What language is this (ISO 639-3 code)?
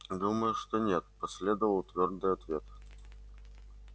rus